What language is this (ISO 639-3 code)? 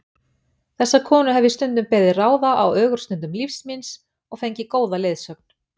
isl